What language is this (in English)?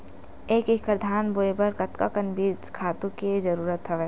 Chhattisgarhi